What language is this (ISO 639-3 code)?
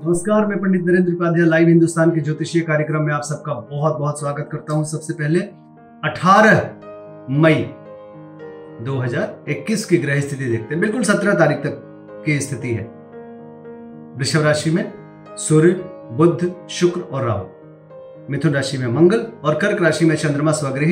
hin